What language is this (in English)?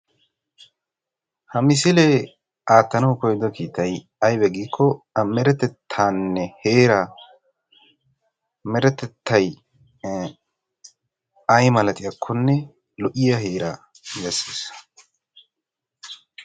Wolaytta